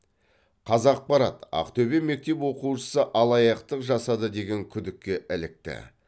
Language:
Kazakh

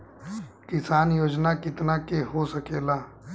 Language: Bhojpuri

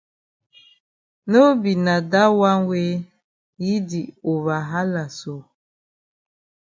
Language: Cameroon Pidgin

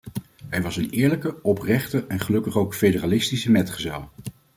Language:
Dutch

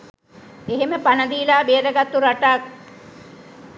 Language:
Sinhala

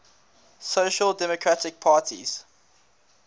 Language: English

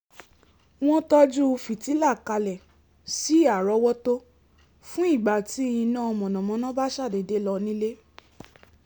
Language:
Yoruba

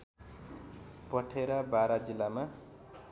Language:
Nepali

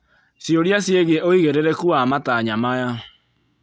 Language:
Kikuyu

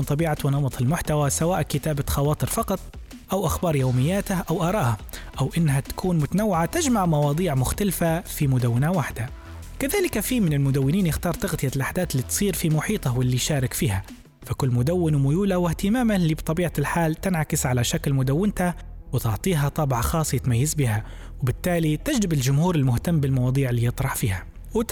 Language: Arabic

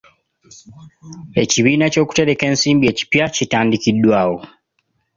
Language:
Ganda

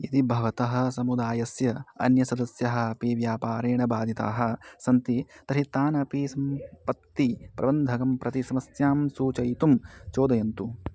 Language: Sanskrit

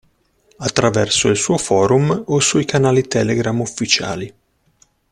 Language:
Italian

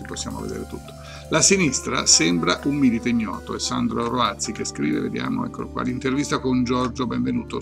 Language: Italian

